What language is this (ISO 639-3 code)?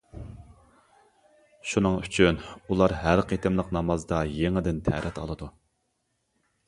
uig